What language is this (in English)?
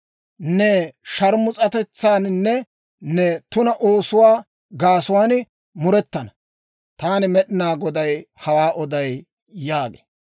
Dawro